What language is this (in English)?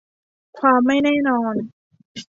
Thai